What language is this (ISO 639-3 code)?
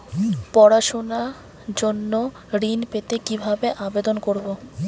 ben